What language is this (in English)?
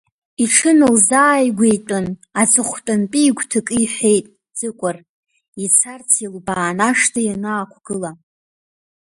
Abkhazian